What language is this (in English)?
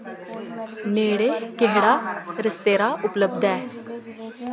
Dogri